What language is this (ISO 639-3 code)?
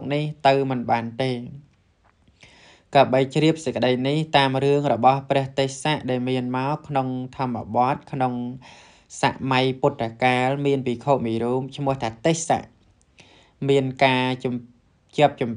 tha